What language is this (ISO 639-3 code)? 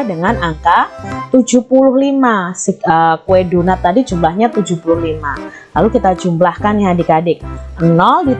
ind